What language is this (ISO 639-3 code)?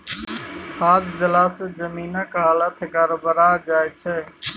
mai